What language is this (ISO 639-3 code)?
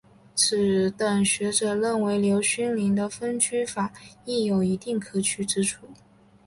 zho